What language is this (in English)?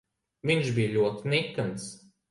Latvian